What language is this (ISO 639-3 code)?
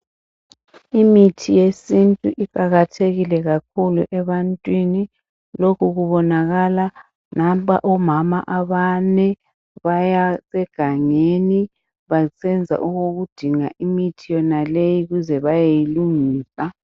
nde